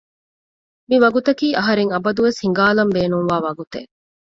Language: Divehi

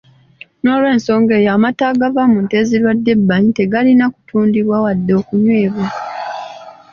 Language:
Ganda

